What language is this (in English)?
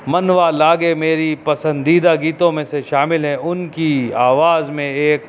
Urdu